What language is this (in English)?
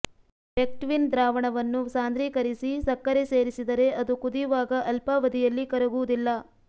Kannada